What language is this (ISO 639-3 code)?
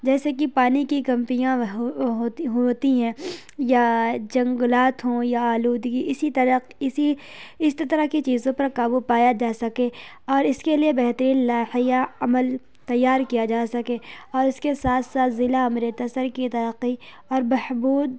urd